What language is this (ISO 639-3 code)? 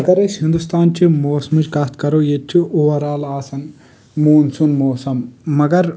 kas